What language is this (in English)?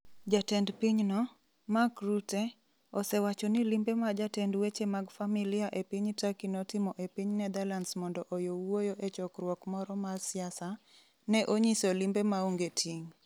Luo (Kenya and Tanzania)